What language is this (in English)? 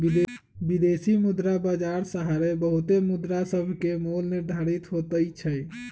Magahi